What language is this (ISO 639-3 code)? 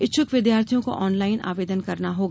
hin